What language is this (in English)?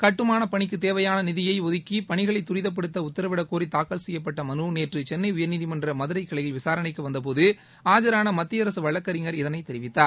Tamil